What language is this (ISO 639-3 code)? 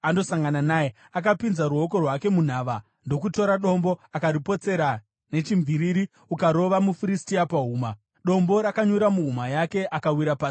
sna